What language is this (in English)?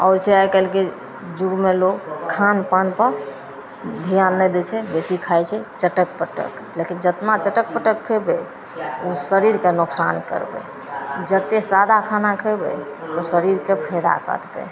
Maithili